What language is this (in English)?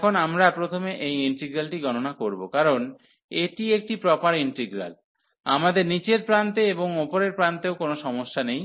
Bangla